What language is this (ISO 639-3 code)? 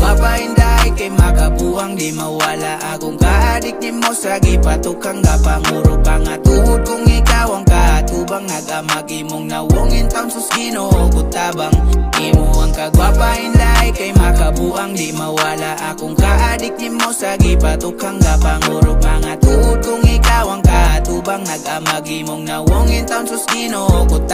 ind